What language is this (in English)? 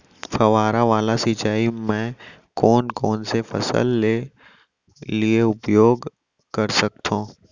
Chhattisgarhi